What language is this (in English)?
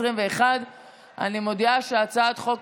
Hebrew